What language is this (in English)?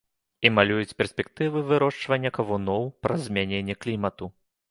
Belarusian